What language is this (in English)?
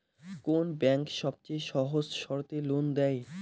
Bangla